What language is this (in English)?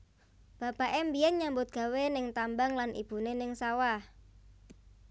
Javanese